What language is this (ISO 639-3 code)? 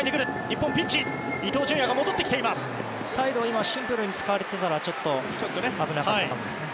jpn